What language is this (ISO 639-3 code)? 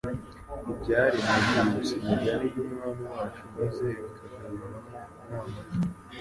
kin